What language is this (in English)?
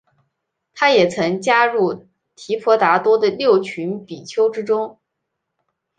Chinese